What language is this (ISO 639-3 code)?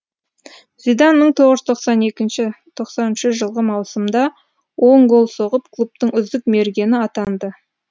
kaz